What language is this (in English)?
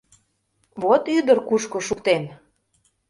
Mari